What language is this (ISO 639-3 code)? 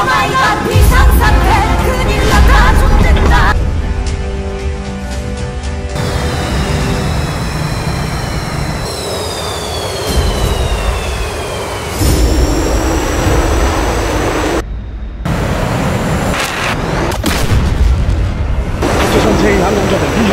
kor